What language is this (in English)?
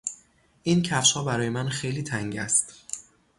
Persian